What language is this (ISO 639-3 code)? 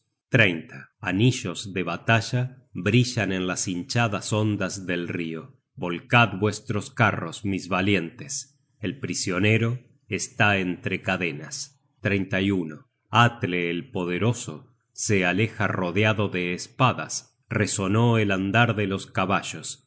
spa